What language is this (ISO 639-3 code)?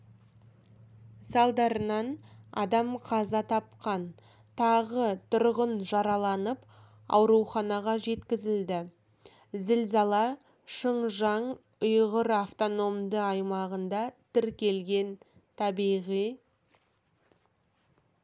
kaz